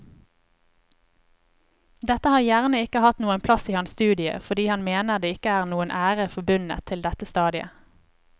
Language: Norwegian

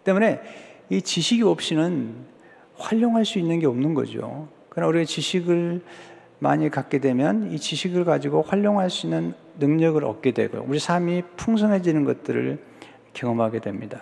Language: Korean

